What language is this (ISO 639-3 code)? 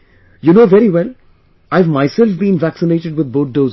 eng